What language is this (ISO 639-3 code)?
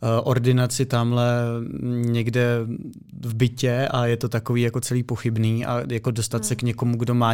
ces